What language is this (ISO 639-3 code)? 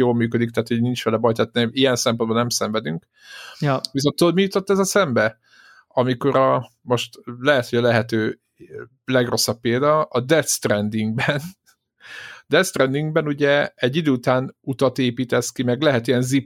hun